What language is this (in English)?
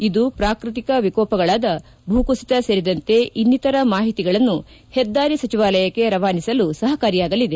Kannada